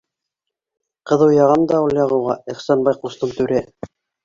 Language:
Bashkir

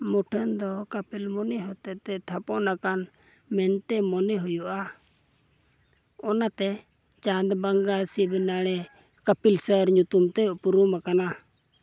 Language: Santali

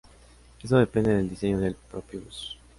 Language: Spanish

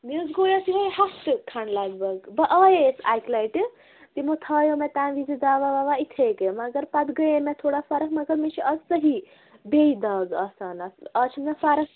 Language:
Kashmiri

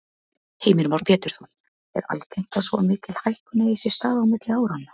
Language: Icelandic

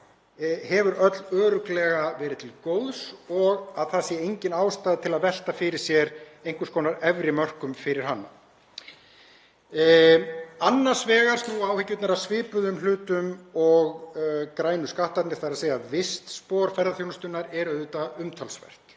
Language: Icelandic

